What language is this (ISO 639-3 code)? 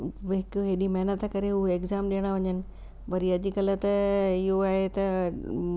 snd